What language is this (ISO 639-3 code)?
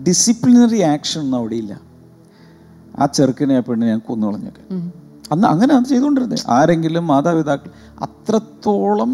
mal